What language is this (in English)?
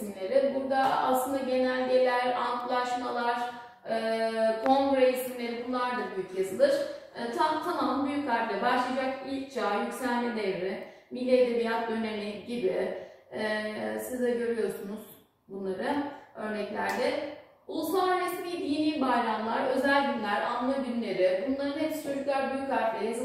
Turkish